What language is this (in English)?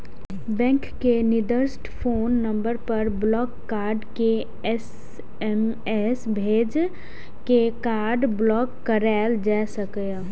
Maithili